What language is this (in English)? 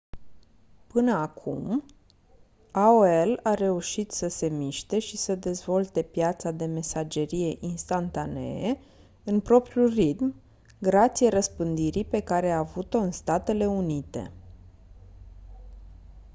Romanian